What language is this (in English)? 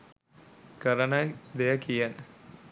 Sinhala